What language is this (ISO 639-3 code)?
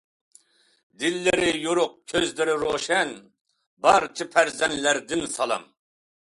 uig